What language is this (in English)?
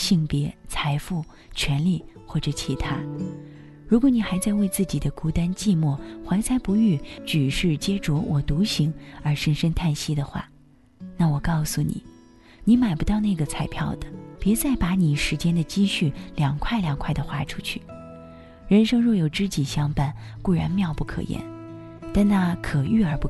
Chinese